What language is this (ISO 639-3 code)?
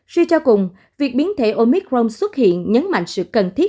vie